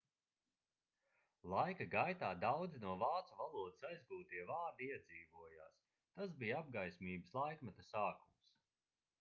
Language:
Latvian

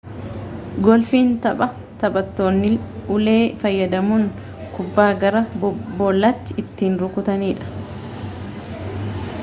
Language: Oromo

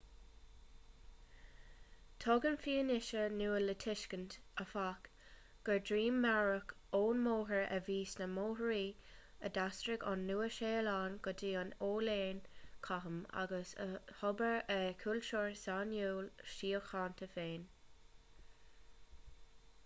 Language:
Irish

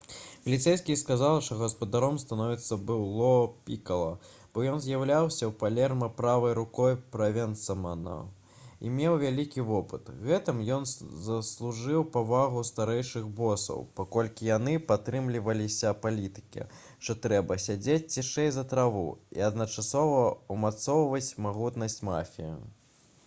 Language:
Belarusian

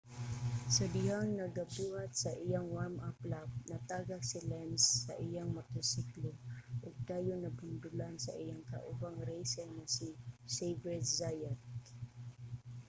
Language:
Cebuano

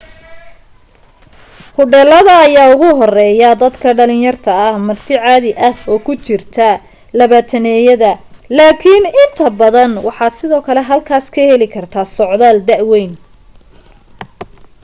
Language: Somali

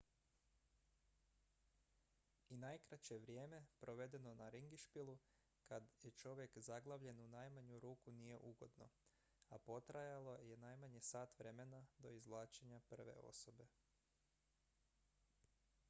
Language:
Croatian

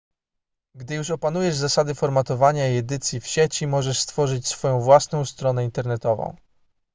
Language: Polish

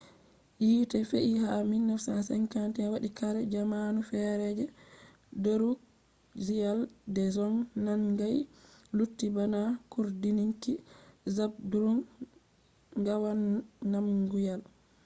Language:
Fula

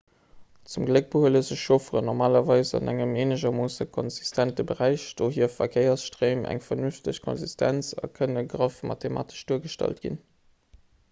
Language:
Luxembourgish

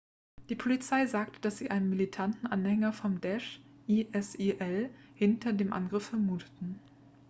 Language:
German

